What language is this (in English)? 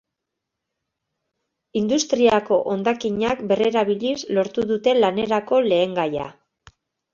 Basque